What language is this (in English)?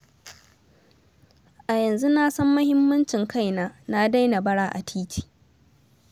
Hausa